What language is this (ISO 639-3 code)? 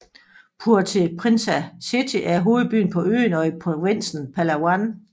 dan